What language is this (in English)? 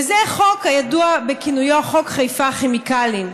Hebrew